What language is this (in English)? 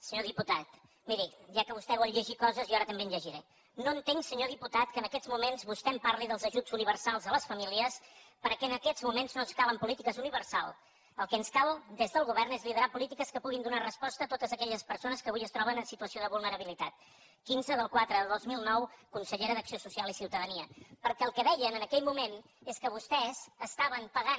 Catalan